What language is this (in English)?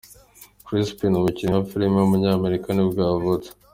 Kinyarwanda